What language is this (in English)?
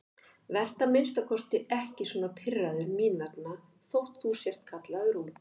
Icelandic